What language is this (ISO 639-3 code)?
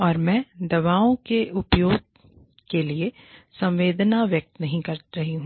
hin